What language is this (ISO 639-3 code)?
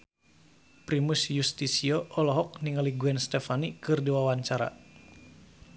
sun